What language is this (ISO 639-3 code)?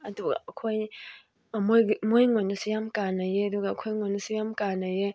mni